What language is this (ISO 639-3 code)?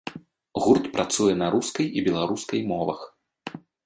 bel